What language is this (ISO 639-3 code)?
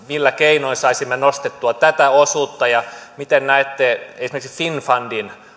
fin